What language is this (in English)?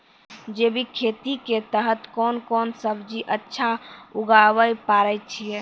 Maithili